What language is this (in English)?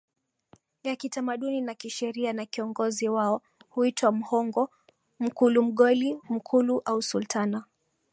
Swahili